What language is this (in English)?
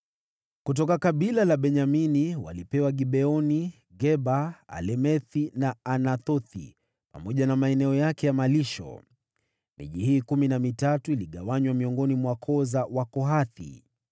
Swahili